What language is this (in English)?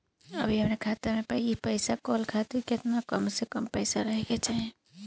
Bhojpuri